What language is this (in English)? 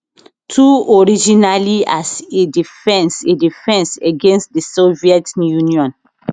Nigerian Pidgin